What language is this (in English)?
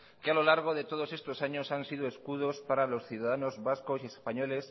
Spanish